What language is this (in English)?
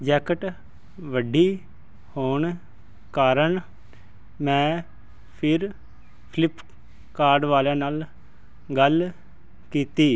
Punjabi